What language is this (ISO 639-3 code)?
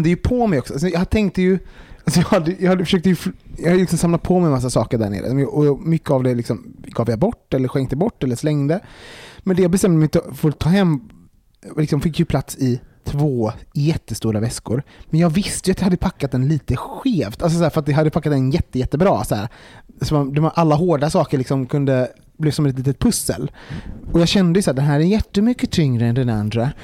swe